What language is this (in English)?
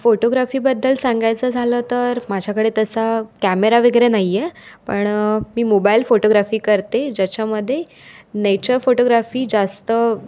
Marathi